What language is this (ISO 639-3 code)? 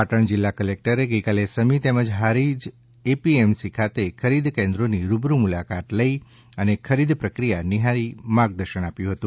guj